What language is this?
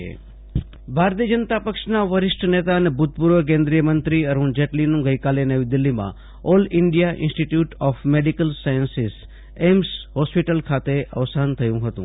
Gujarati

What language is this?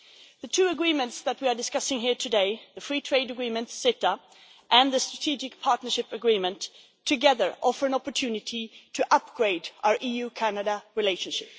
English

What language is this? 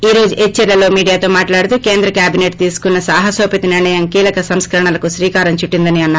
Telugu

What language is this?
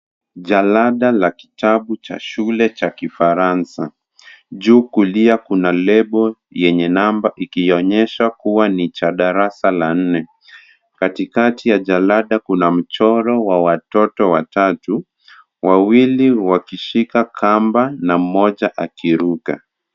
Swahili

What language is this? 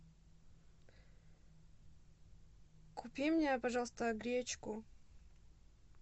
Russian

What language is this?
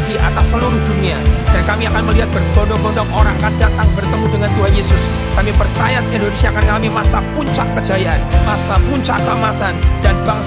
Indonesian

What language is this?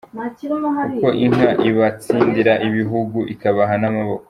Kinyarwanda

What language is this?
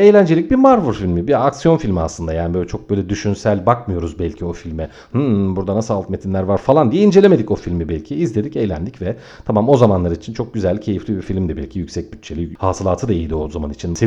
Turkish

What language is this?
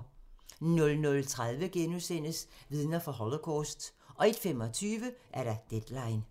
Danish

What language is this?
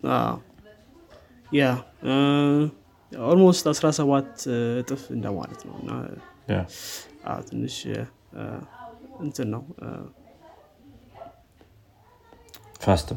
Amharic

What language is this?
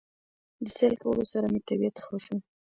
Pashto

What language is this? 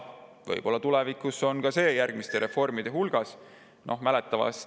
Estonian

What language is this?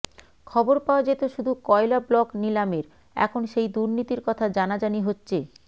Bangla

